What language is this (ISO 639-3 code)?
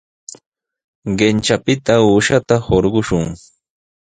qws